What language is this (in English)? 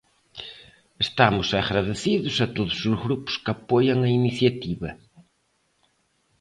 Galician